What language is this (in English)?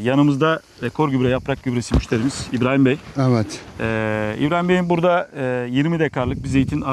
Turkish